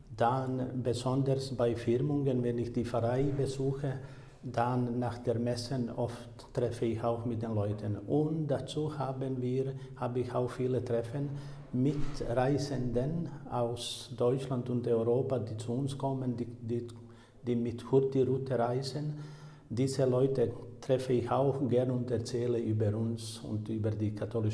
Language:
German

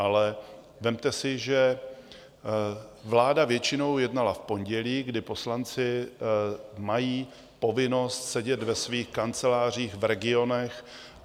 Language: Czech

